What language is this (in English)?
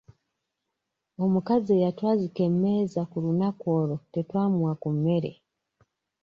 Ganda